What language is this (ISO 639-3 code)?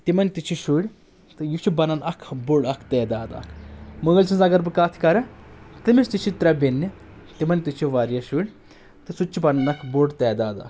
kas